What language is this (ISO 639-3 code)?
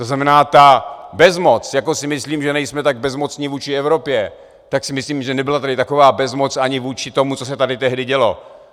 ces